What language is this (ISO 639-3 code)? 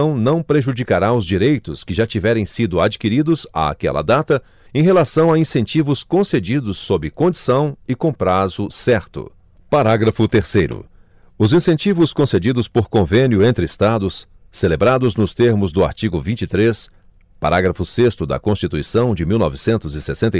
por